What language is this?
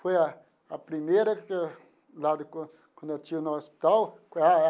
Portuguese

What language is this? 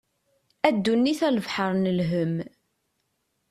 Kabyle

